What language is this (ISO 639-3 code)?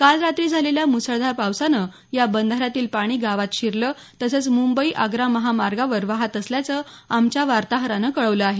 mar